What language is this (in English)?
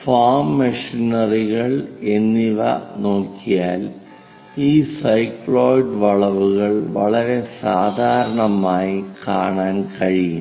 Malayalam